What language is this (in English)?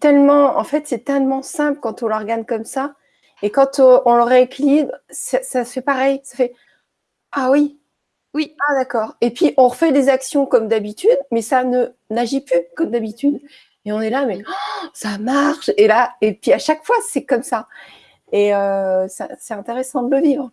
French